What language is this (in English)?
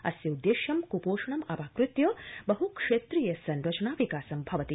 Sanskrit